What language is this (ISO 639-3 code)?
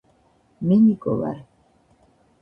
kat